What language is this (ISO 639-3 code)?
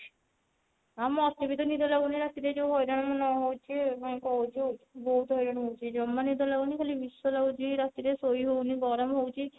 ori